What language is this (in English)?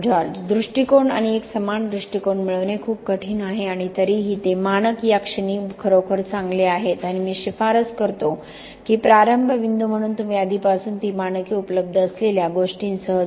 Marathi